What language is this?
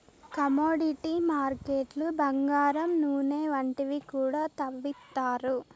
Telugu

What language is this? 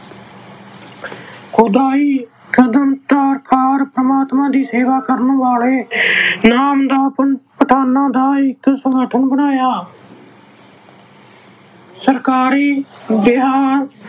Punjabi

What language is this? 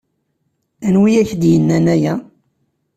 Kabyle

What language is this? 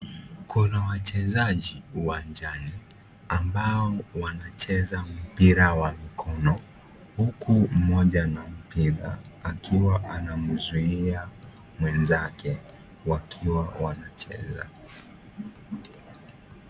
Swahili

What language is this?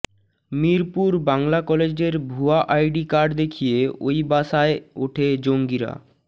Bangla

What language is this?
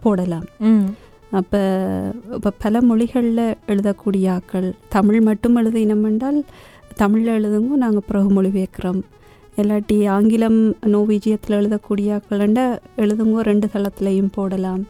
Tamil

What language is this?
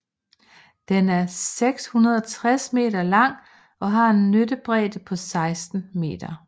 Danish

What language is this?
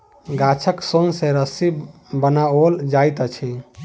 Maithili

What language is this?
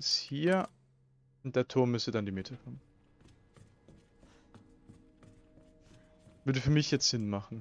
German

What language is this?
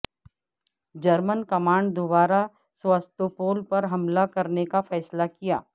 Urdu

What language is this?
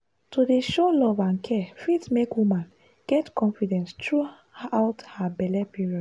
Nigerian Pidgin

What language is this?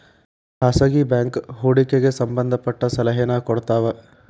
Kannada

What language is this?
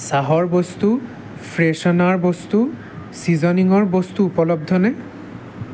Assamese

